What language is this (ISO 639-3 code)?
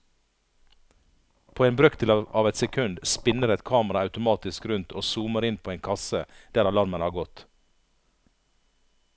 nor